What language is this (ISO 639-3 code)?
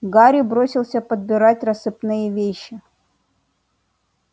rus